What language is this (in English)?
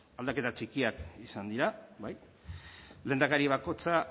Basque